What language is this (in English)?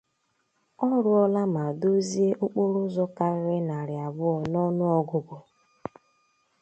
Igbo